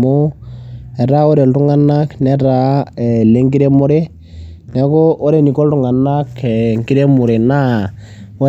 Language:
Masai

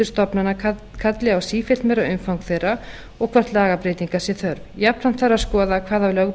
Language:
Icelandic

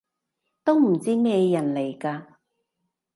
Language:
Cantonese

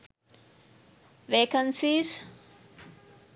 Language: Sinhala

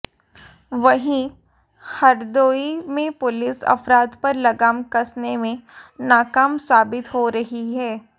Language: Hindi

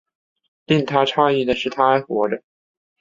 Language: Chinese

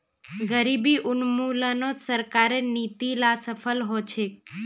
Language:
Magahi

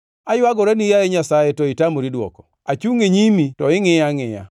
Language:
Luo (Kenya and Tanzania)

